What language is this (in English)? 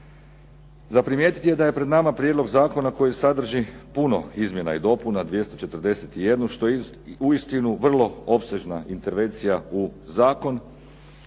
Croatian